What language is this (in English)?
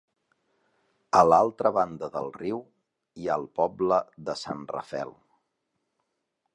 Catalan